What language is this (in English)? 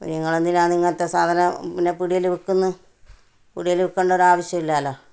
Malayalam